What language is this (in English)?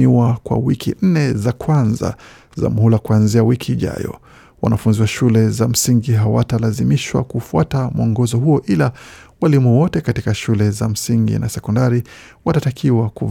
Swahili